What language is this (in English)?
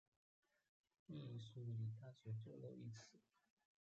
Chinese